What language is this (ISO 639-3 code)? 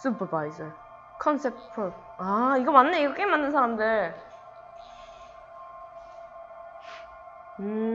kor